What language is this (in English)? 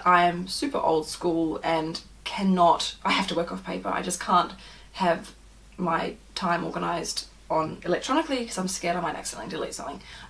English